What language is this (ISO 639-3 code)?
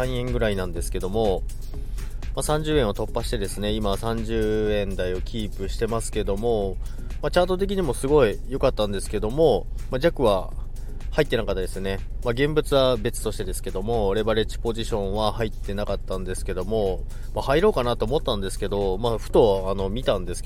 jpn